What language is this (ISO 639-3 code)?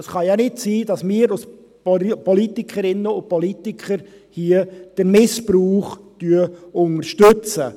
gsw